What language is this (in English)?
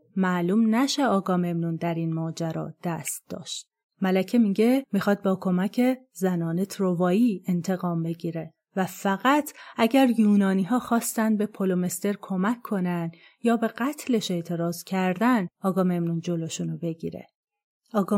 Persian